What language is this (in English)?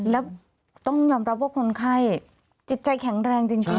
Thai